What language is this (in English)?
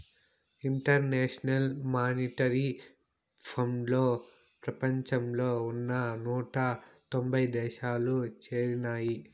Telugu